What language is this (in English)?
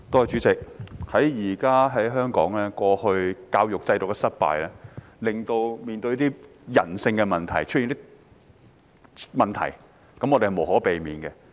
Cantonese